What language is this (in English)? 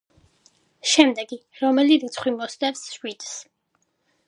Georgian